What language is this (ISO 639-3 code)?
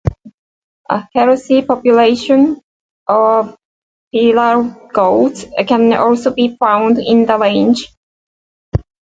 eng